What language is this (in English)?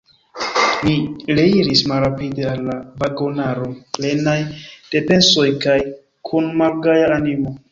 Esperanto